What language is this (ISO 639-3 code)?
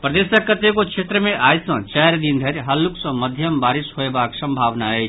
mai